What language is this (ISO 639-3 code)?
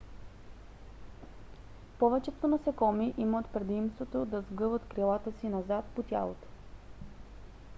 bul